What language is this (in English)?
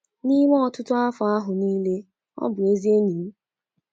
Igbo